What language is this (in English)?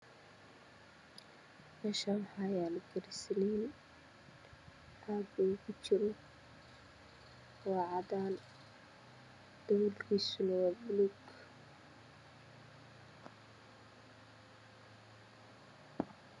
Somali